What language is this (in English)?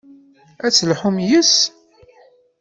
Kabyle